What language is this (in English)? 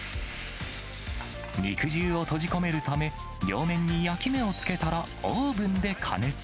Japanese